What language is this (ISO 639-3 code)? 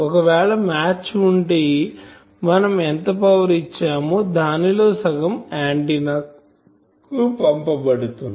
tel